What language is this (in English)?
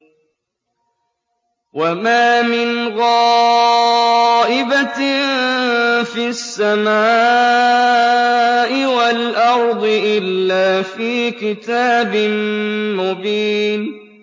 Arabic